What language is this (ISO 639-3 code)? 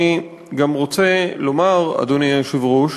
heb